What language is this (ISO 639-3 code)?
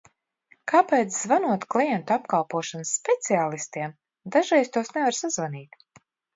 lav